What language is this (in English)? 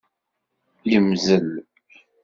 Kabyle